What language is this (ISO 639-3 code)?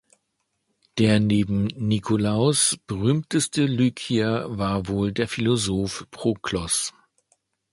deu